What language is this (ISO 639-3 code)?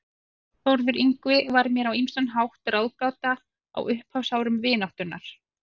isl